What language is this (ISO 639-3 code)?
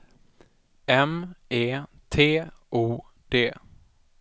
swe